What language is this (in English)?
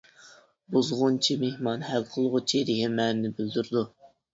Uyghur